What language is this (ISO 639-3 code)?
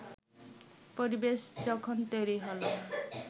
ben